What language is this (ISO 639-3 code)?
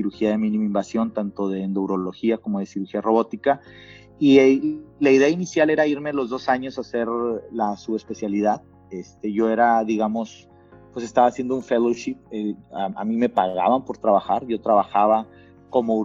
spa